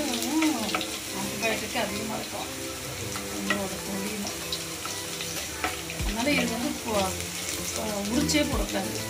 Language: Vietnamese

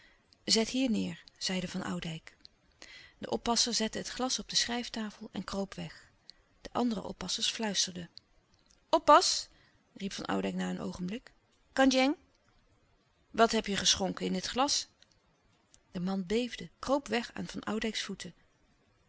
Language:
Dutch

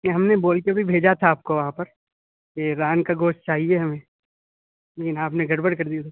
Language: Urdu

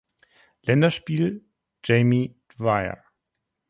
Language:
German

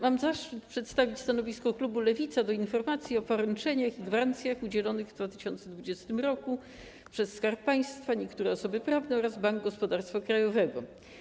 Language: Polish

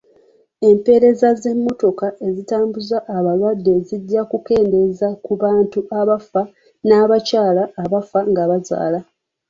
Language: Ganda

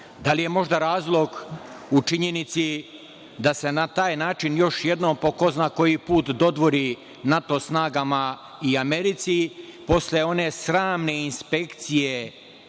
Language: Serbian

